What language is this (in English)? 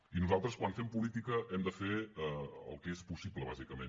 Catalan